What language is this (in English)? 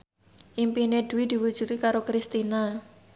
Javanese